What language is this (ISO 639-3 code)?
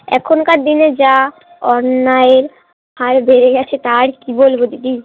ben